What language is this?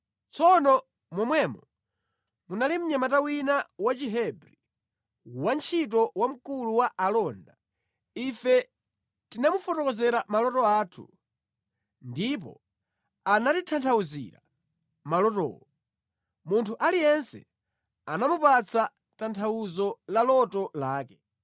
Nyanja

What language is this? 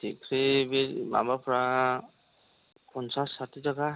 Bodo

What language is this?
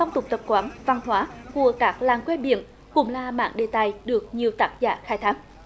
Vietnamese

